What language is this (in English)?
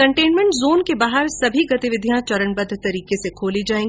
Hindi